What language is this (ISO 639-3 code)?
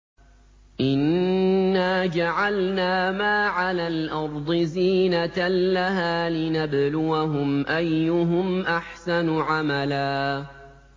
ara